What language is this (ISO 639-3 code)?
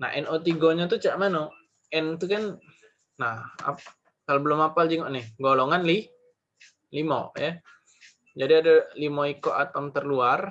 ind